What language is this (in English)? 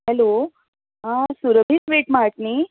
Konkani